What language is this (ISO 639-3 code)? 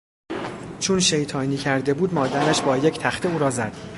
fas